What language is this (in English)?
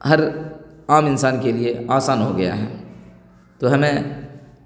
Urdu